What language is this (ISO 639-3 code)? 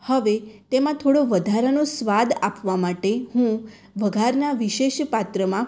guj